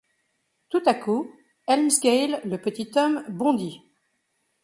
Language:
French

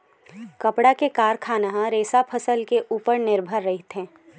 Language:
Chhattisgarhi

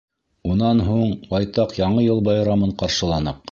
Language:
Bashkir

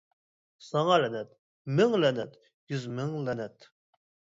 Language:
Uyghur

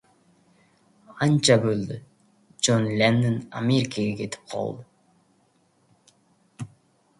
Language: Uzbek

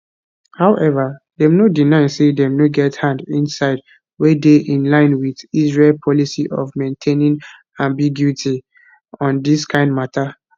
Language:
Nigerian Pidgin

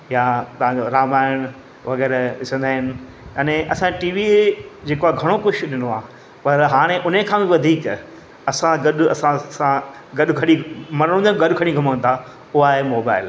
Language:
Sindhi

